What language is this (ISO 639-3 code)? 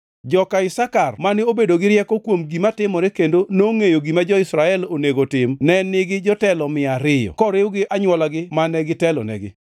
luo